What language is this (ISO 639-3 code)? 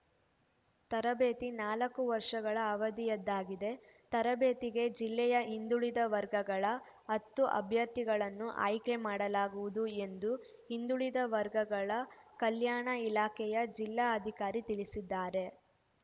kan